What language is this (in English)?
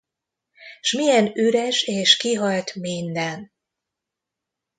Hungarian